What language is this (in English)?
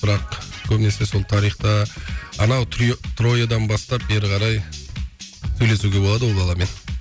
Kazakh